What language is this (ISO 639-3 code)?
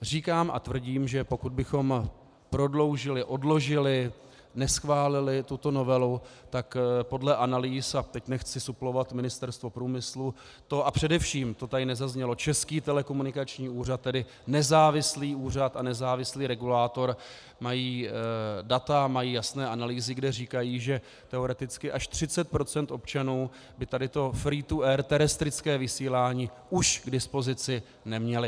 ces